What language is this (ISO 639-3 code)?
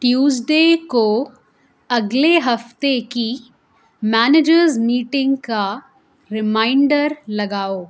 urd